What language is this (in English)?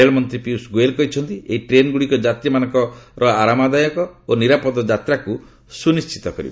Odia